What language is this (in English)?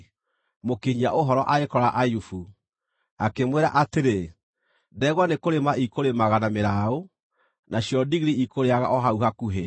Kikuyu